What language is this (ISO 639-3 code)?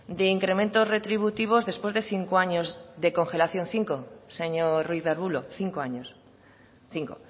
spa